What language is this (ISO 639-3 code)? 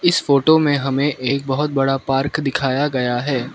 hin